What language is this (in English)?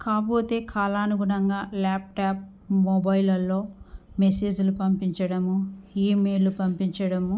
Telugu